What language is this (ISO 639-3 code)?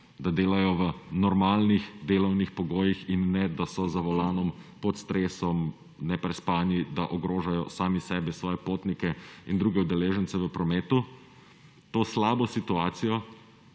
slv